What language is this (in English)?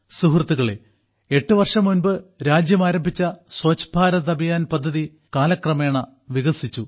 Malayalam